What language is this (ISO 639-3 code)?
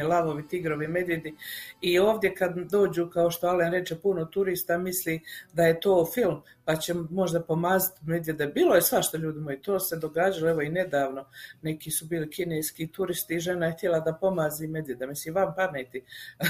hrv